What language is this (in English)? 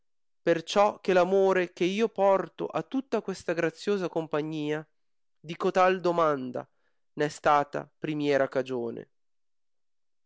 Italian